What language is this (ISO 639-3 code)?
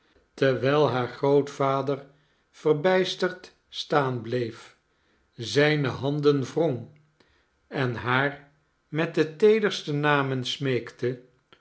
nld